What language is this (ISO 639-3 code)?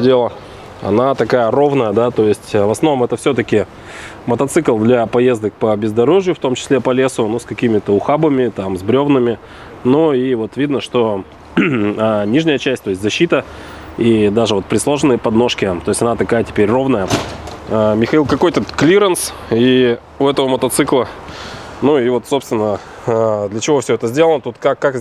rus